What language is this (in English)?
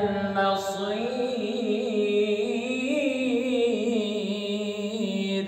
Arabic